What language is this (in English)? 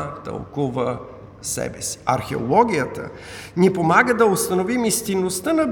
Bulgarian